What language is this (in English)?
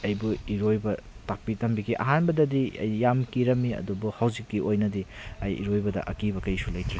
Manipuri